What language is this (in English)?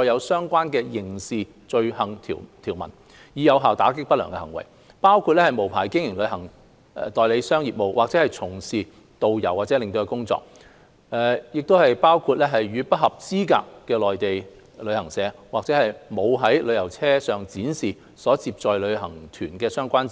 Cantonese